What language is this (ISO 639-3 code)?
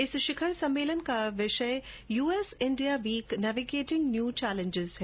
hin